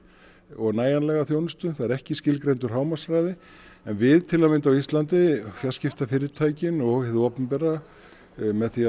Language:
Icelandic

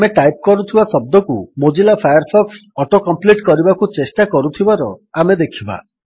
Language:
Odia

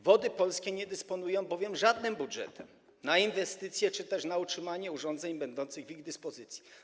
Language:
Polish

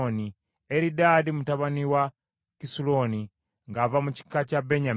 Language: Ganda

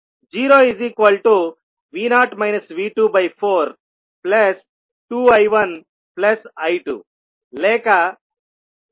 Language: Telugu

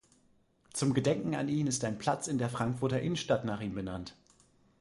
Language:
German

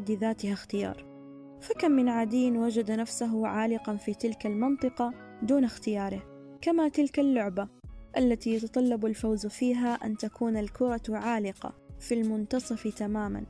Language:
Arabic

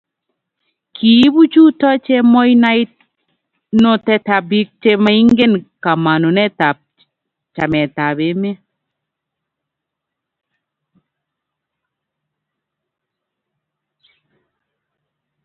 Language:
Kalenjin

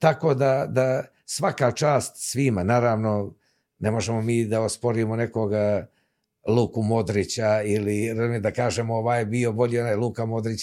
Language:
Croatian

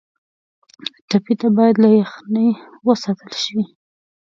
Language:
Pashto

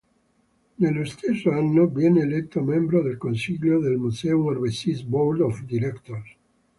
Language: Italian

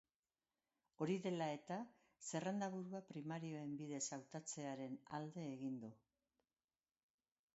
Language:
Basque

